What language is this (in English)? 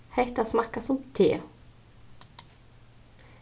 Faroese